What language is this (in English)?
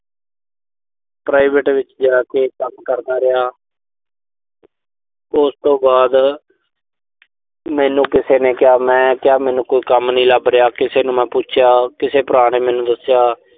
Punjabi